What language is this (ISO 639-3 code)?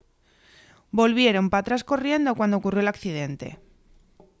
ast